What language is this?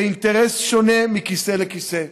Hebrew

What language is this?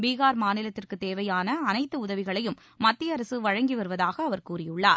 Tamil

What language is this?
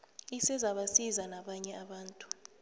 South Ndebele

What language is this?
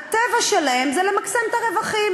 Hebrew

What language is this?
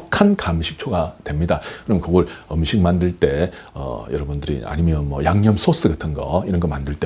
Korean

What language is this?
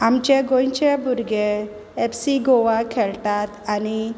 Konkani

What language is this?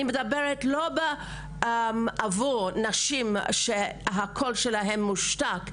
Hebrew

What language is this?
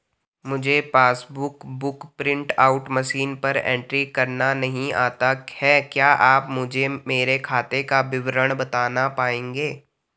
Hindi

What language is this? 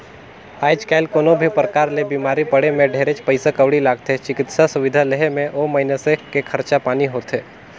Chhattisgarhi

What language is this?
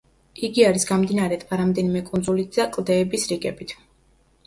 Georgian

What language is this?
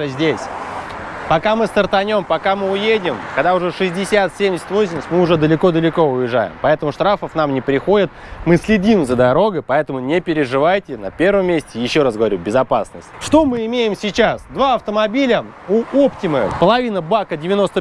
Russian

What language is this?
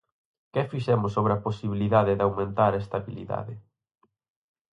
Galician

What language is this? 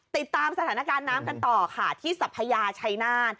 Thai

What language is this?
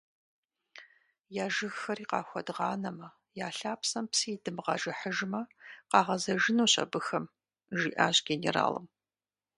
Kabardian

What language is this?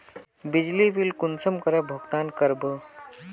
Magahi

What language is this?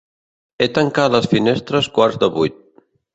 Catalan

